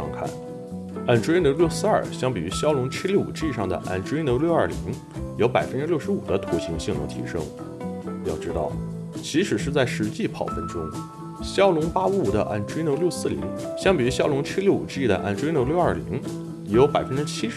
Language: Chinese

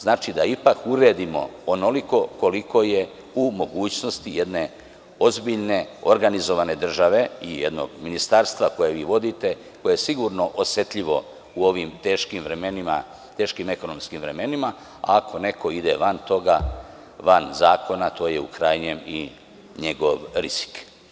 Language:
Serbian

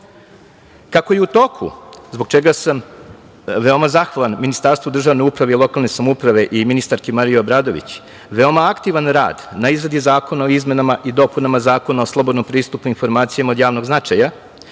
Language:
Serbian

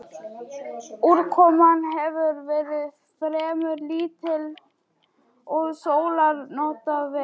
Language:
Icelandic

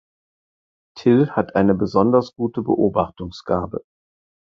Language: German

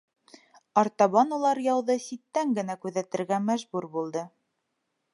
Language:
Bashkir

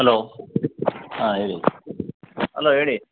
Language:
Kannada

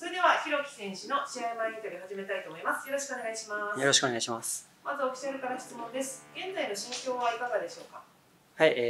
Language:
Japanese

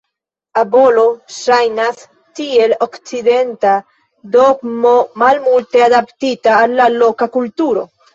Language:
Esperanto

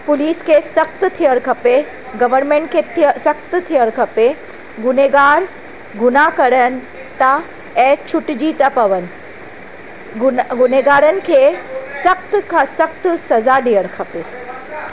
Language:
Sindhi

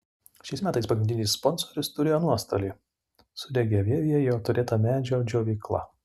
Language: Lithuanian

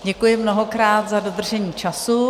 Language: Czech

